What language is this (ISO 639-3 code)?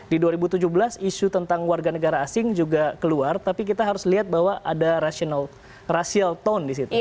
ind